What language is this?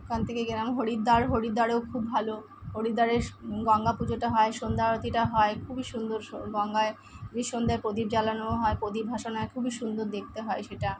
Bangla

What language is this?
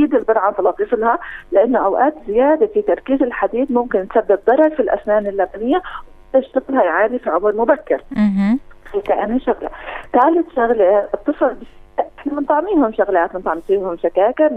Arabic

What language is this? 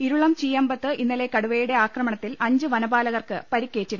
Malayalam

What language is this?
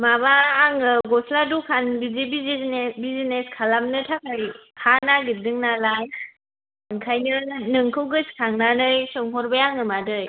Bodo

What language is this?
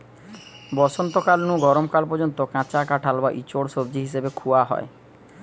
Bangla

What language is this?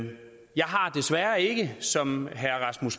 Danish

